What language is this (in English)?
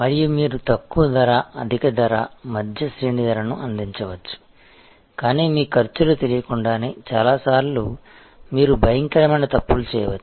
Telugu